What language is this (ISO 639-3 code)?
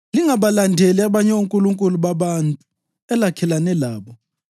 nde